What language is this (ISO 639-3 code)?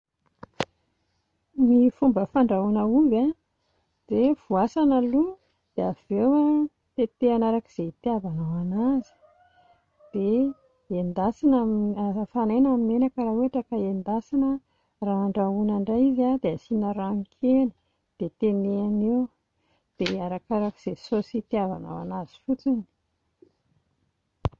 mlg